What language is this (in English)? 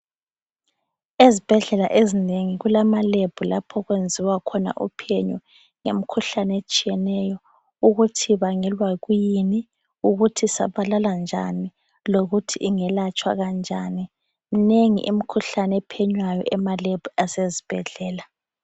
North Ndebele